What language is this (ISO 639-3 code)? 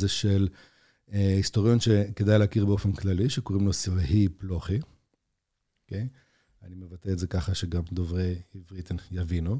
heb